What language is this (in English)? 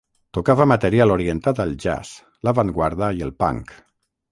Catalan